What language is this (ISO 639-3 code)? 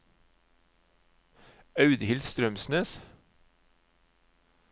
nor